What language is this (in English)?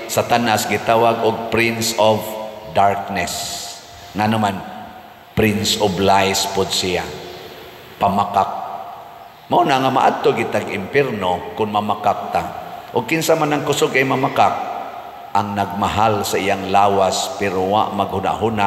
Filipino